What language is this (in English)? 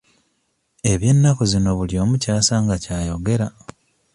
Ganda